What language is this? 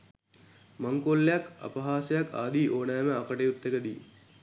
Sinhala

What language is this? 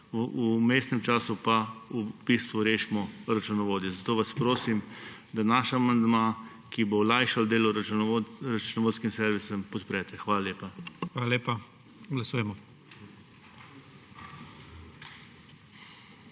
Slovenian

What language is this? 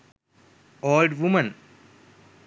Sinhala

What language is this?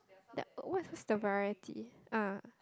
English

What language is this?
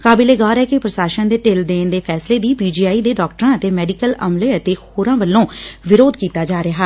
Punjabi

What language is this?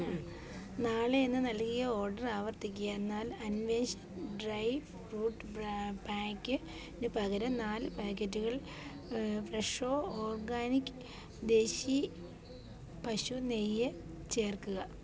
Malayalam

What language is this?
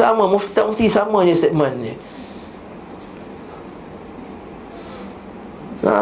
Malay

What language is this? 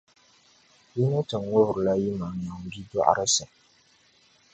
Dagbani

